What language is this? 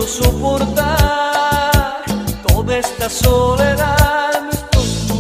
Vietnamese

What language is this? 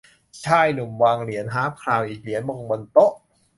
Thai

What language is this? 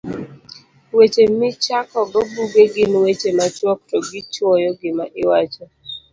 Luo (Kenya and Tanzania)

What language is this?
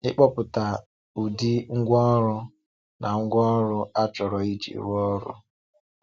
Igbo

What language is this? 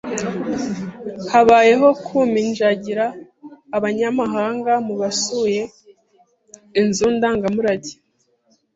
Kinyarwanda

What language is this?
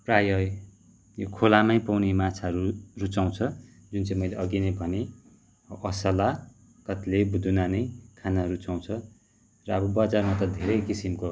Nepali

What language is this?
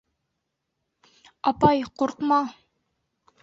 Bashkir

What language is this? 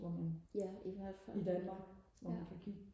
Danish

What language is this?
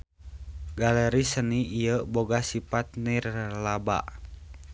Sundanese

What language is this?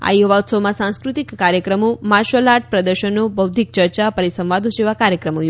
Gujarati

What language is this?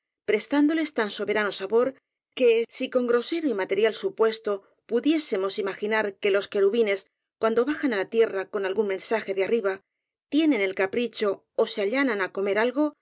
Spanish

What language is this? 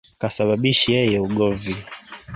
Swahili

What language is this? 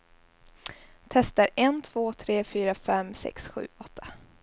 Swedish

